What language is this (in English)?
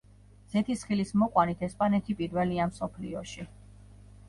Georgian